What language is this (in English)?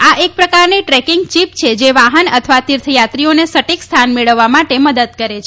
Gujarati